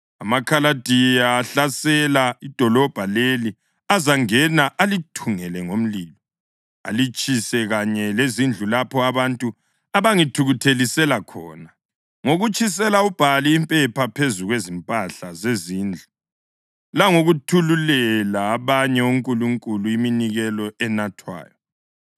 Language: North Ndebele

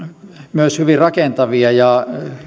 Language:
Finnish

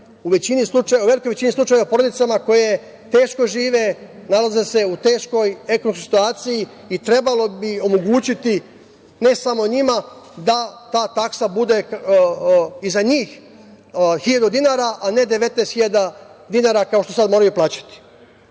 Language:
Serbian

